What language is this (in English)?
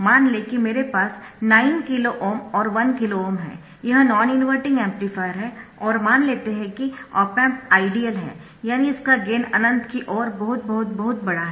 Hindi